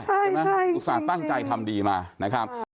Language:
Thai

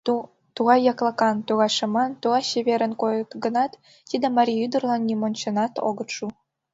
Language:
Mari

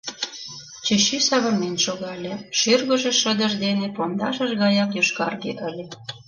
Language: Mari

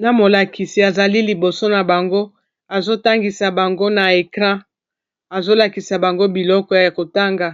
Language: Lingala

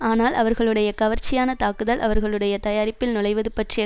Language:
Tamil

